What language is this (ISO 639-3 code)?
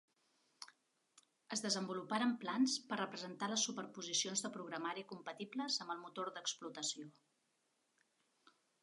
cat